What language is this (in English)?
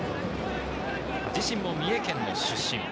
Japanese